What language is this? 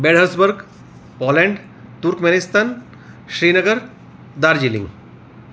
Gujarati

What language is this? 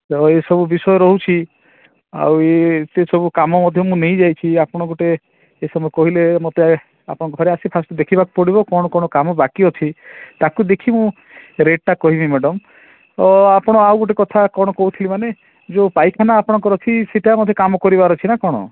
Odia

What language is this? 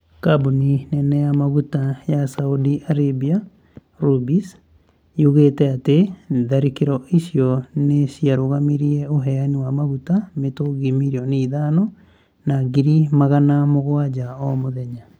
Kikuyu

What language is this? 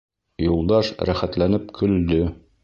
Bashkir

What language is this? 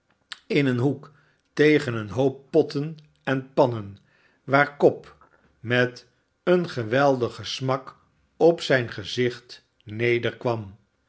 Dutch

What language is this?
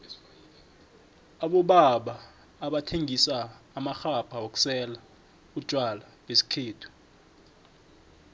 South Ndebele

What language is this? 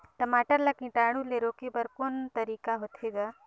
Chhattisgarhi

